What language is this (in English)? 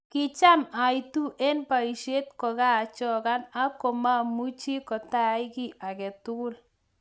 Kalenjin